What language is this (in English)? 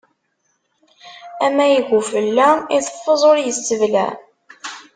Kabyle